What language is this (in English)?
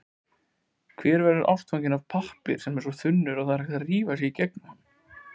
Icelandic